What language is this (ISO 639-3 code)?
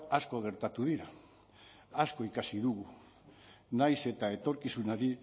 eus